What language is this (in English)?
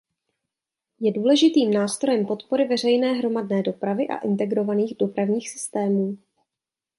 Czech